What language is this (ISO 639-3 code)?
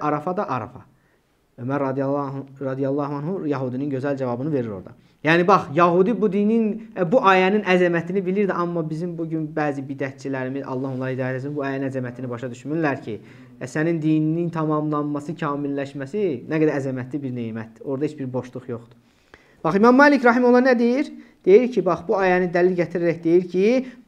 tur